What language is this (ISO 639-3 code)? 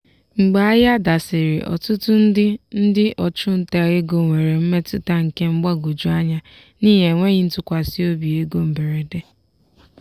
ibo